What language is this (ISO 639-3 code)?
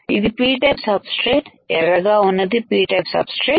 tel